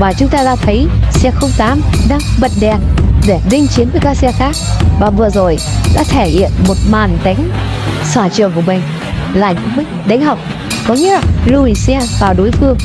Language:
Vietnamese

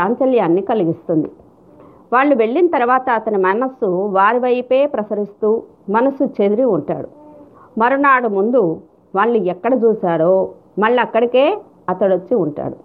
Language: Telugu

